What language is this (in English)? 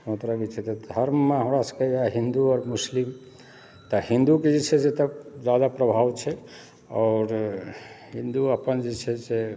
Maithili